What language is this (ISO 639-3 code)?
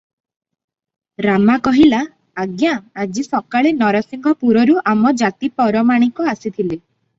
ori